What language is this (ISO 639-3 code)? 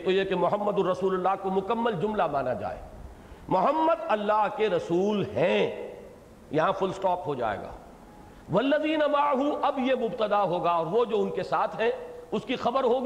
urd